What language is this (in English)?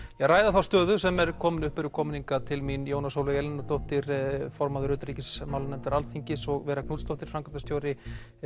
Icelandic